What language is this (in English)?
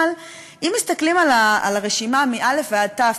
Hebrew